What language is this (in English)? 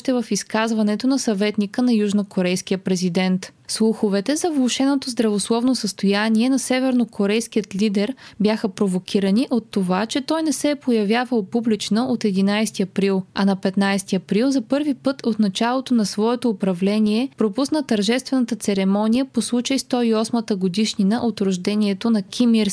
Bulgarian